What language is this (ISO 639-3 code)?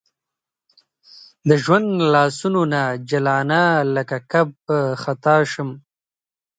pus